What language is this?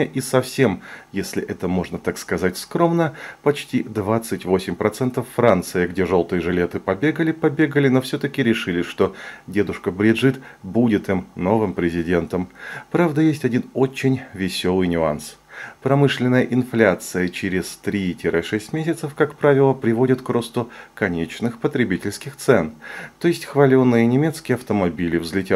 Russian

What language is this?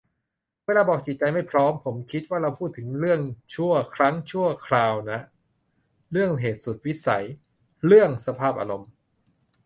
Thai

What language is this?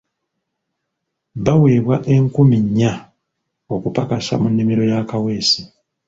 Ganda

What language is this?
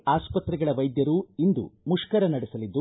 Kannada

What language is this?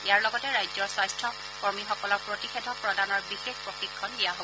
Assamese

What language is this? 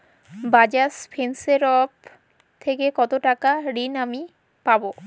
Bangla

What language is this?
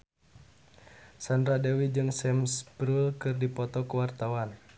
Sundanese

